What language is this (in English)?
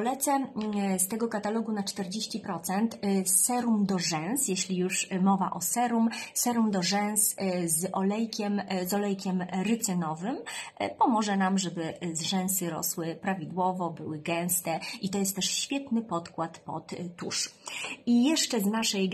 Polish